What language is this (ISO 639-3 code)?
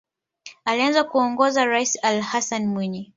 swa